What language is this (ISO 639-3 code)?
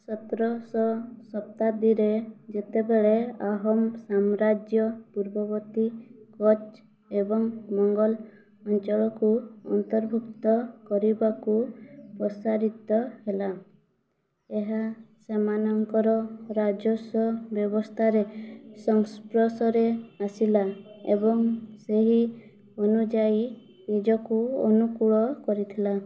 ori